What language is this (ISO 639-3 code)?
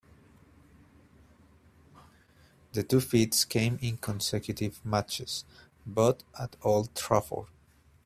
eng